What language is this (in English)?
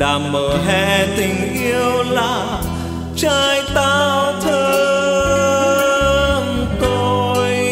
Vietnamese